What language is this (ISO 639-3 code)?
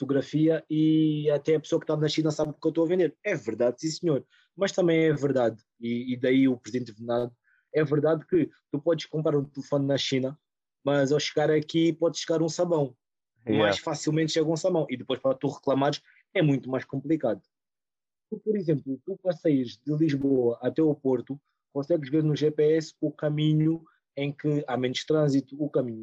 por